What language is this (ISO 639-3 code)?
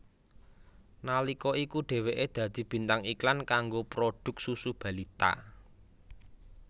jav